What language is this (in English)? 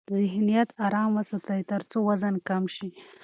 Pashto